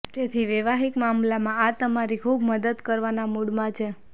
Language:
Gujarati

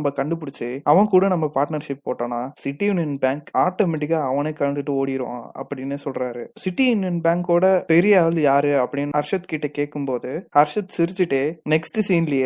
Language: Tamil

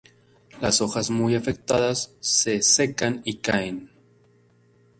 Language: Spanish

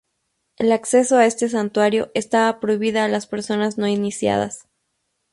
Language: Spanish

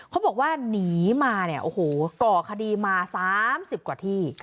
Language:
Thai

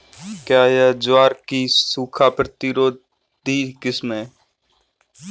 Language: Hindi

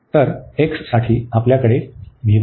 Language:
Marathi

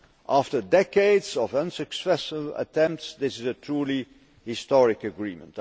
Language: English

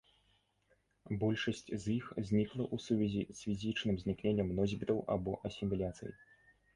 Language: Belarusian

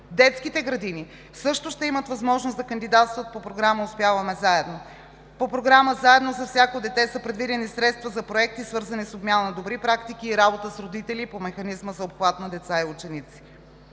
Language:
Bulgarian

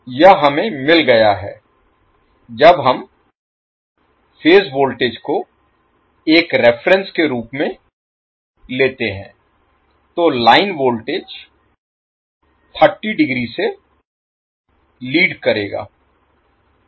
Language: Hindi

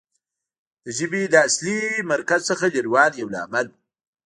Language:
Pashto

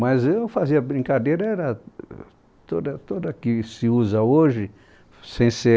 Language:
Portuguese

